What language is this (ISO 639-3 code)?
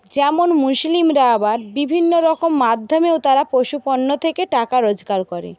ben